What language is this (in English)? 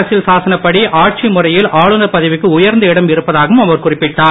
Tamil